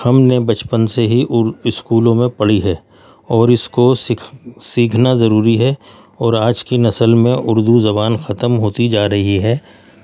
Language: Urdu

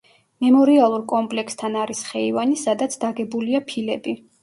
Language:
Georgian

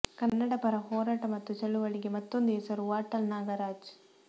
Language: Kannada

